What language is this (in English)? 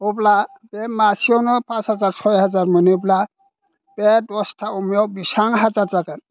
Bodo